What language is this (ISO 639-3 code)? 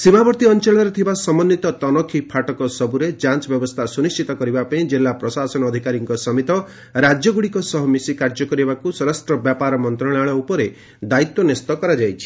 ori